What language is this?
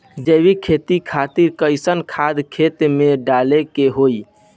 Bhojpuri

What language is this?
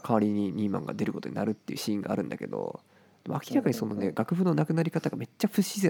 Japanese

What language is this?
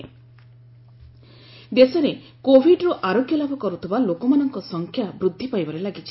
Odia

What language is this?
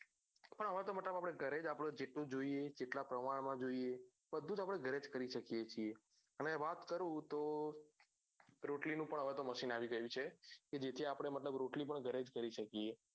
Gujarati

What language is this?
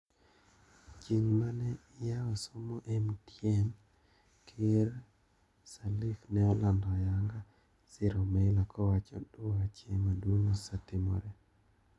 Luo (Kenya and Tanzania)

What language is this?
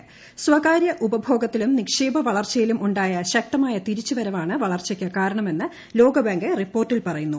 Malayalam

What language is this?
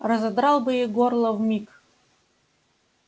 Russian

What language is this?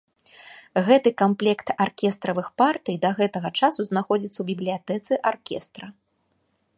Belarusian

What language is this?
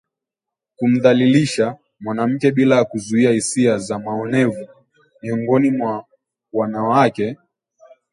Swahili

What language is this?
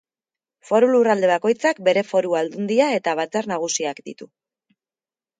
Basque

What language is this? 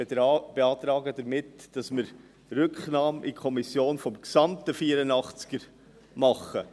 Swiss German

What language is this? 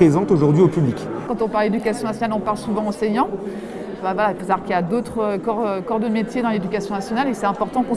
French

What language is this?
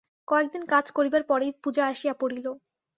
Bangla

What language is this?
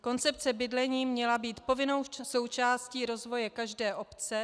Czech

